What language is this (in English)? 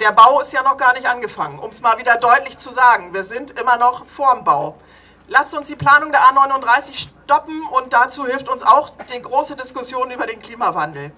German